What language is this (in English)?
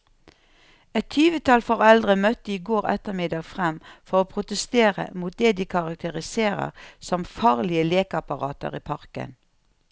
Norwegian